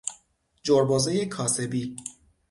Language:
Persian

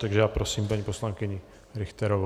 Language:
Czech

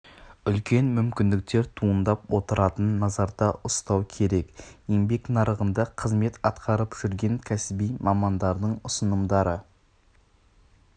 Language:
Kazakh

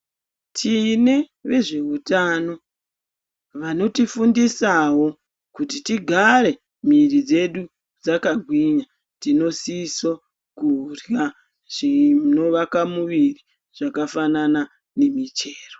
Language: Ndau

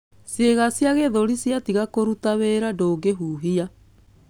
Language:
Kikuyu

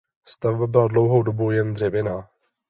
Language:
Czech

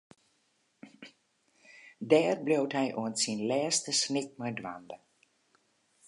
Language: Western Frisian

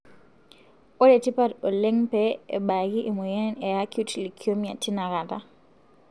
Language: Masai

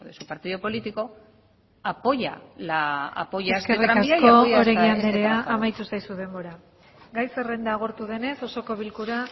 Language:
Basque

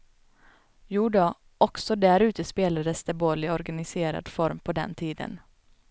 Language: Swedish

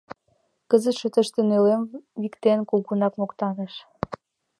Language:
Mari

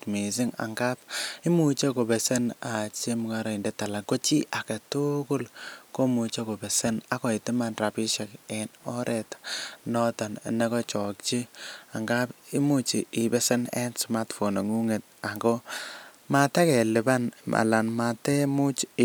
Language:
Kalenjin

